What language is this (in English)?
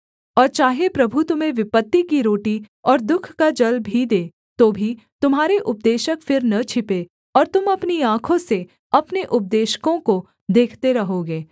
Hindi